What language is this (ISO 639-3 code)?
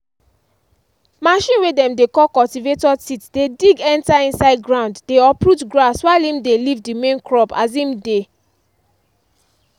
pcm